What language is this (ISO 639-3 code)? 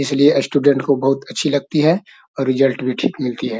mag